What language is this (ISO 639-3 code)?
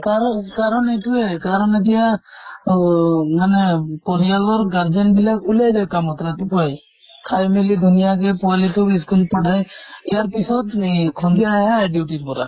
asm